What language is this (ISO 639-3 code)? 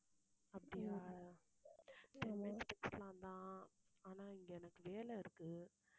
tam